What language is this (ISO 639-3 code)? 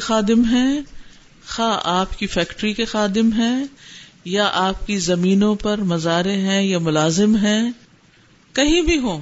urd